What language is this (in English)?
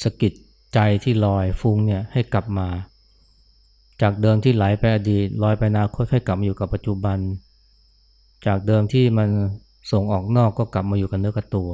Thai